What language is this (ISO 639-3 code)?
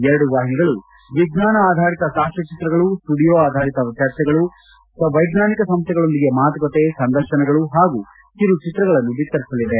kan